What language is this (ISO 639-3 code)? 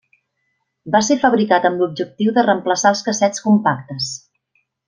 cat